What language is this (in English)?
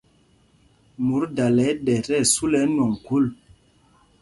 Mpumpong